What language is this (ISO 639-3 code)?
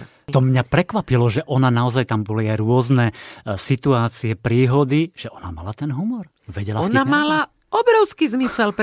slk